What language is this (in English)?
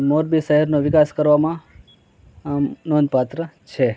Gujarati